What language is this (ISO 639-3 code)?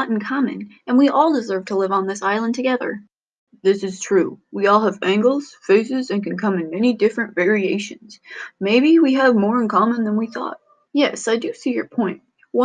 eng